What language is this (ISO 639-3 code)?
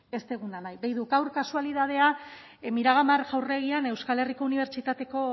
eus